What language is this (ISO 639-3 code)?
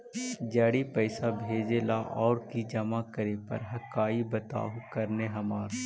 mag